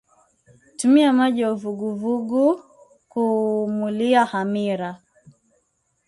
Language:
Swahili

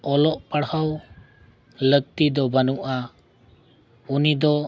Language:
Santali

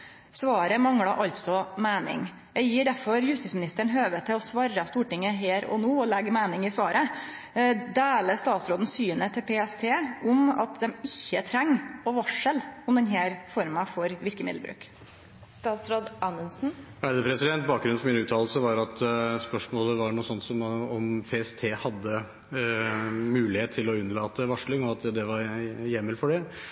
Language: Norwegian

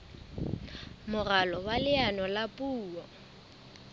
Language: Southern Sotho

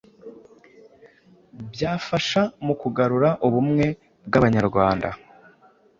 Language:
Kinyarwanda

